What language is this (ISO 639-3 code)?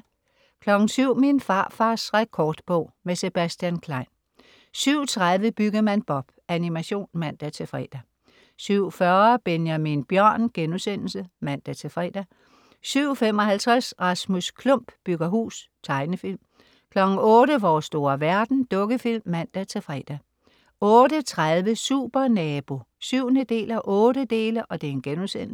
dan